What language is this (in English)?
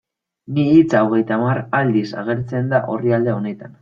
Basque